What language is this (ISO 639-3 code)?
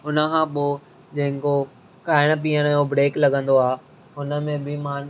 snd